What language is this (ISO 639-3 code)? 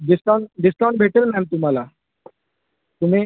mar